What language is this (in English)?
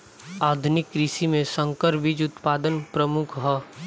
Bhojpuri